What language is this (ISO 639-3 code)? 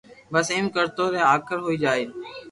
lrk